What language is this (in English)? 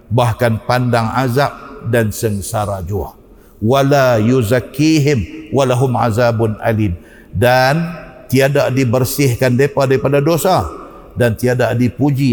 Malay